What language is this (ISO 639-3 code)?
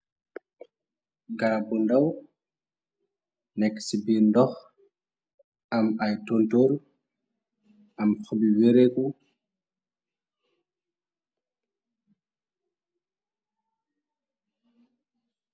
wol